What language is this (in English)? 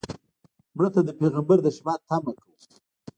Pashto